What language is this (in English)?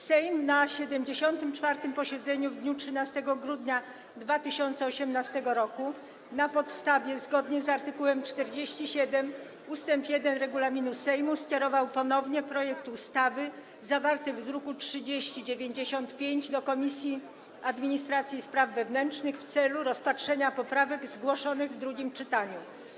Polish